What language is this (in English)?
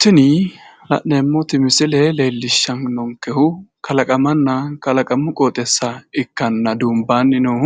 Sidamo